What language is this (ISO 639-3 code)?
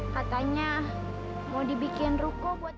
ind